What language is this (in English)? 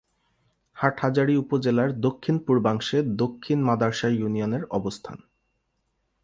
Bangla